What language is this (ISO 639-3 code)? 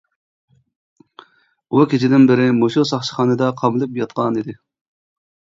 uig